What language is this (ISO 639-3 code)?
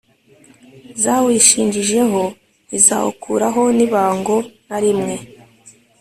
kin